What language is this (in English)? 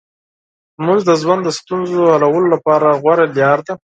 Pashto